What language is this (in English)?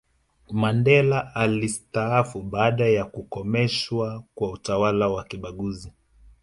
Swahili